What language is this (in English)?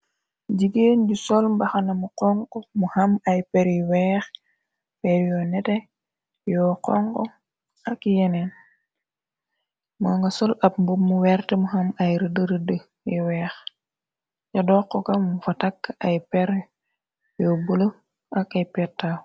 Wolof